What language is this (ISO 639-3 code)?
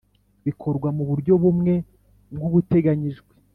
kin